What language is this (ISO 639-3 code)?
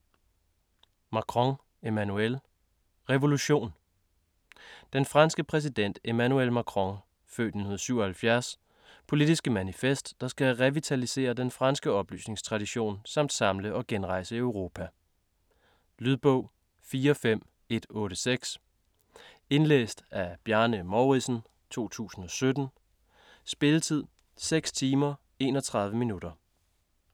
dan